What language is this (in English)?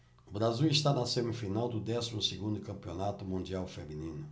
Portuguese